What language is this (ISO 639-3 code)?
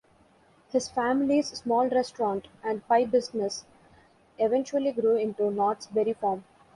eng